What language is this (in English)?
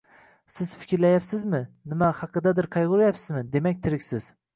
Uzbek